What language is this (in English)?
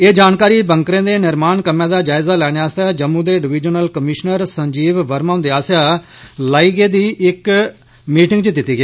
Dogri